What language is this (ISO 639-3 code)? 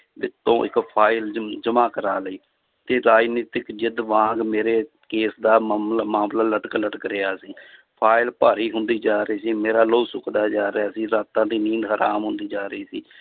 pan